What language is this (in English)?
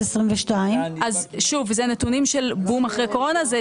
Hebrew